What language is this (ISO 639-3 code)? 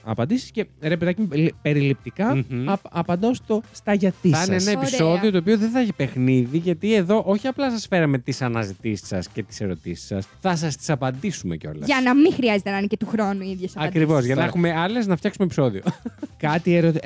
ell